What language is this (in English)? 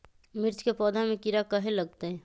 Magahi